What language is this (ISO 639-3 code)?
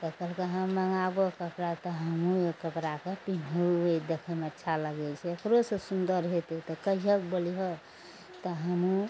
mai